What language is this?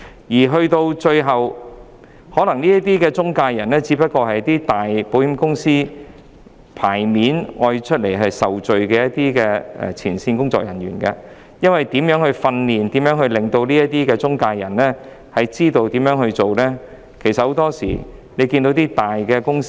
Cantonese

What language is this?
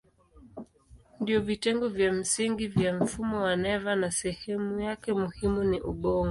Swahili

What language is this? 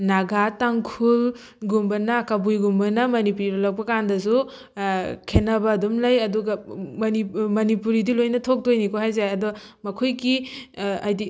Manipuri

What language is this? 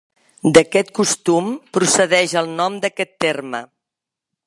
Catalan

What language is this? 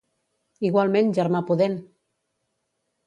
Catalan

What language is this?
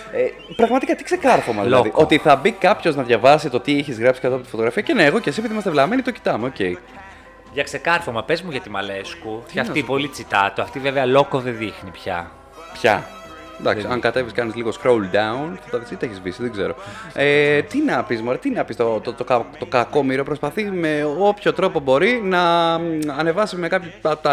Greek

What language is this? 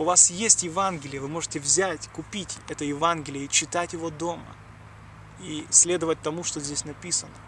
Russian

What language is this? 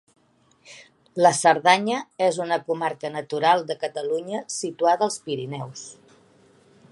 Catalan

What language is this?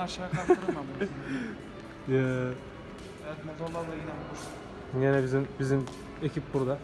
Turkish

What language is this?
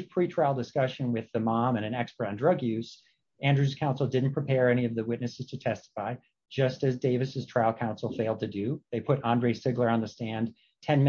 English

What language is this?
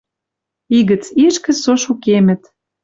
Western Mari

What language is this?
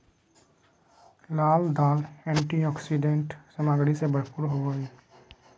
Magahi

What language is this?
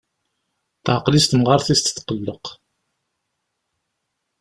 Kabyle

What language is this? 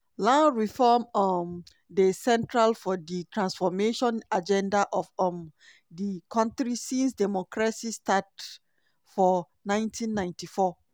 Nigerian Pidgin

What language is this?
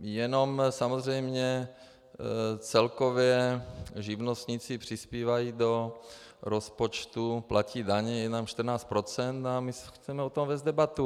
Czech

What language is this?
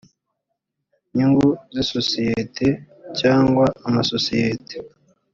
Kinyarwanda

